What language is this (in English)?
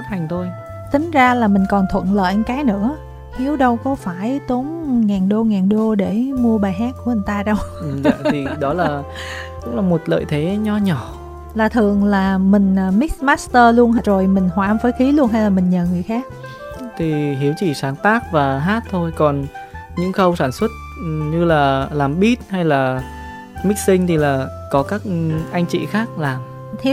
Vietnamese